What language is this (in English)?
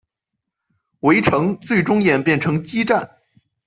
Chinese